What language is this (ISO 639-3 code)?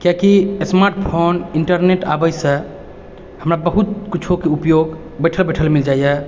mai